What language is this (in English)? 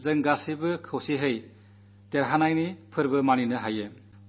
Malayalam